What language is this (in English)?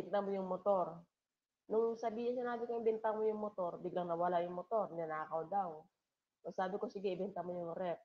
Filipino